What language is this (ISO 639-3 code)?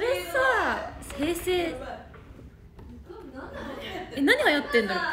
jpn